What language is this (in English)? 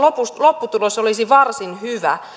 Finnish